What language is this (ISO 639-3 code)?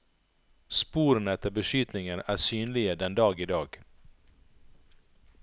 nor